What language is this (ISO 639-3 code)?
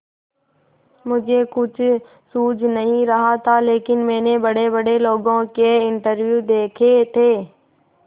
hin